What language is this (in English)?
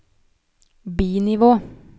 Norwegian